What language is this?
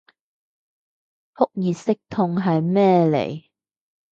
Cantonese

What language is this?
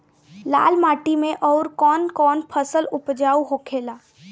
Bhojpuri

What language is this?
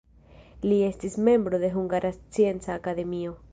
Esperanto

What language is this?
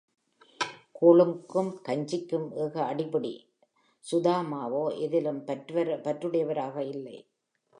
Tamil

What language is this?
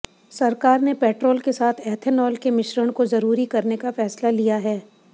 Hindi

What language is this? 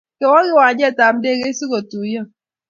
Kalenjin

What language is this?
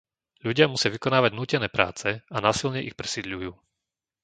Slovak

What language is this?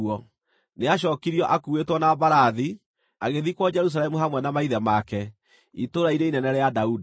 Kikuyu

